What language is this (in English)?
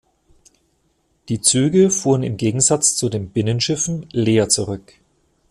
German